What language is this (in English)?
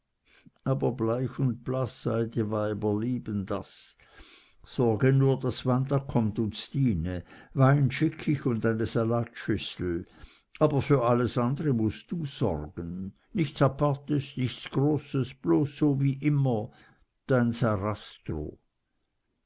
German